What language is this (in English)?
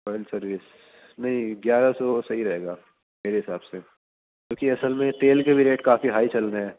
Urdu